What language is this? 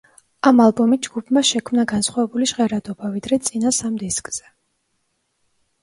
Georgian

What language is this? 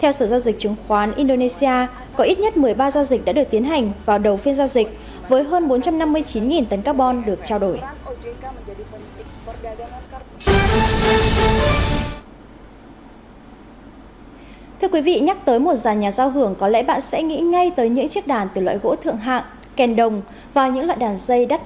Vietnamese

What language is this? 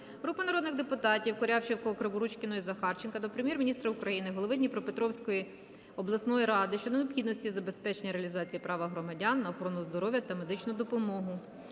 Ukrainian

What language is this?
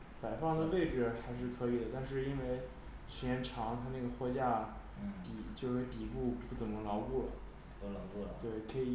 Chinese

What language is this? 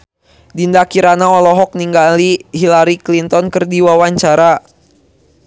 Sundanese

